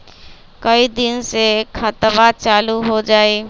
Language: Magahi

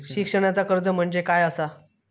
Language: Marathi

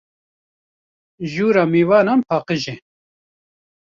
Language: Kurdish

